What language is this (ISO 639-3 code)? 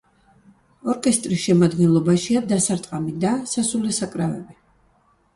kat